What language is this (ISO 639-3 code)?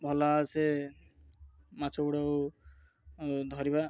ori